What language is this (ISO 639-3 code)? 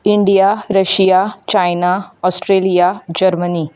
kok